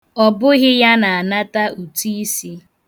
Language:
Igbo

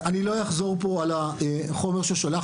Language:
Hebrew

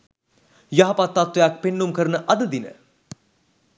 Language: Sinhala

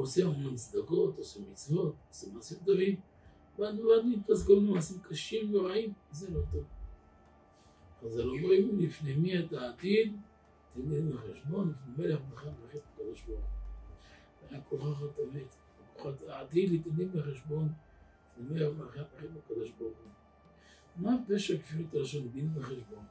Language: Hebrew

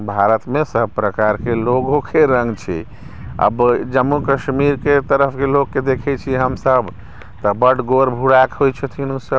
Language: Maithili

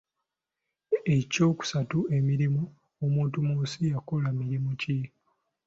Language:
Ganda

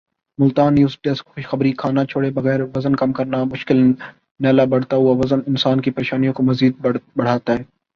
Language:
Urdu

